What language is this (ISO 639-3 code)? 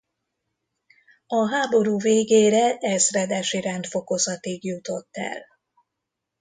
hun